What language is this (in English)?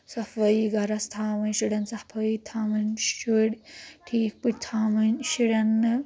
Kashmiri